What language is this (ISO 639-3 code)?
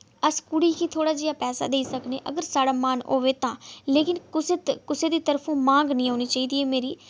doi